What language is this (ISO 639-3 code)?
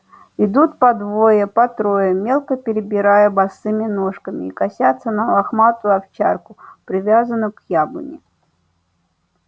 rus